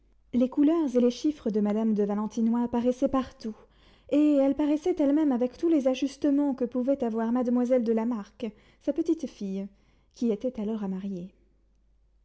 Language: French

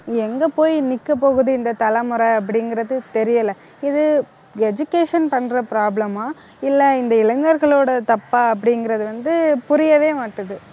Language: Tamil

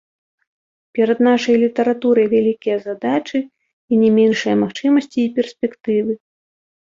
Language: Belarusian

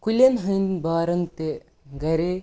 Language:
Kashmiri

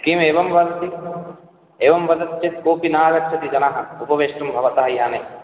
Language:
Sanskrit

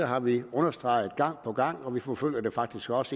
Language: Danish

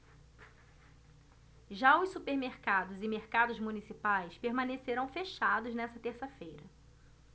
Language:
Portuguese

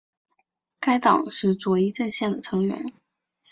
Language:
Chinese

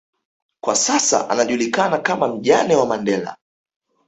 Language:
Swahili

